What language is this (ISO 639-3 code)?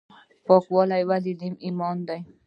pus